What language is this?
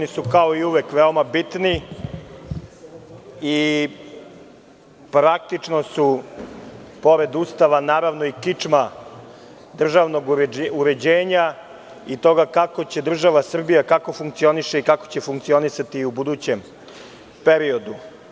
Serbian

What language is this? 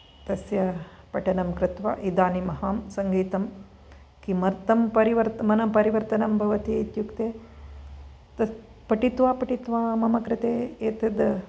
Sanskrit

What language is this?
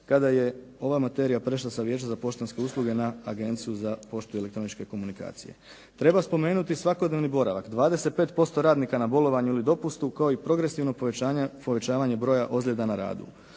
Croatian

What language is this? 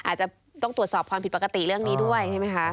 Thai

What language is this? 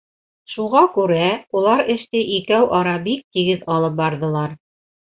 Bashkir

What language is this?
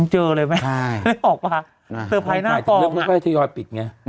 Thai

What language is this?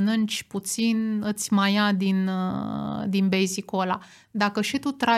Romanian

